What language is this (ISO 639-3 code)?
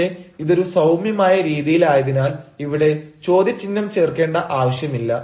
mal